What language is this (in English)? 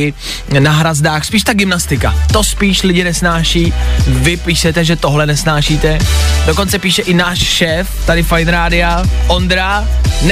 Czech